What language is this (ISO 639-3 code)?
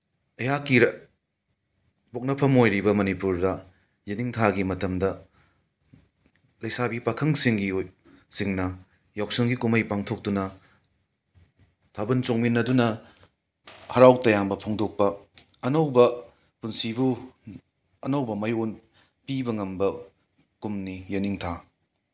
mni